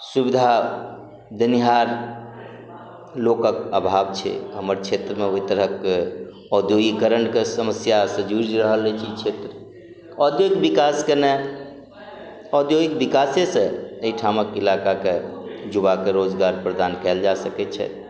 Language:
Maithili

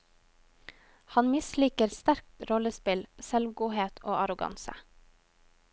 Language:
Norwegian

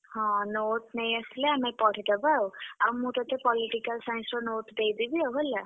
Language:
Odia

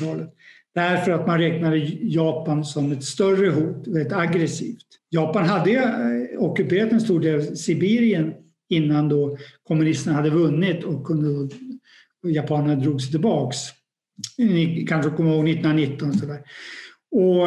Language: Swedish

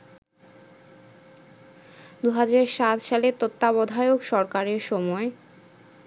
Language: Bangla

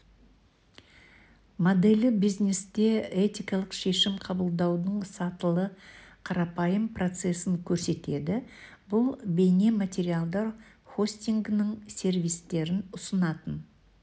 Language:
Kazakh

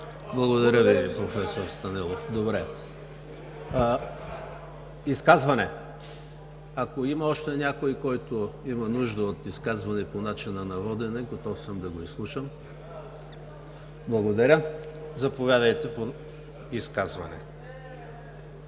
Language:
Bulgarian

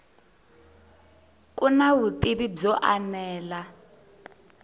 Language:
Tsonga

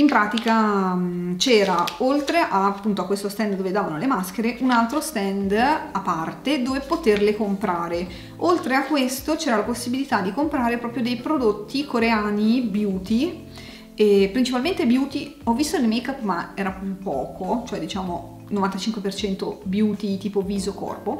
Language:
Italian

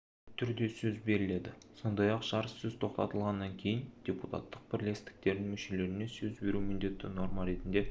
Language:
Kazakh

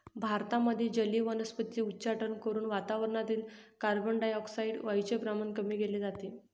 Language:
Marathi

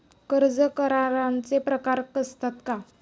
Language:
Marathi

